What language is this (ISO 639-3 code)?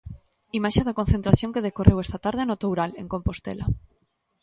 glg